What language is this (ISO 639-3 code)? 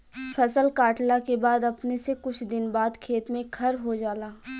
bho